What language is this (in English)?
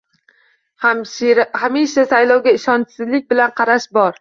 Uzbek